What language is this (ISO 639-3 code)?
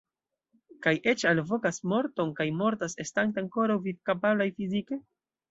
epo